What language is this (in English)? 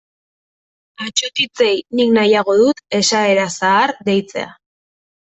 Basque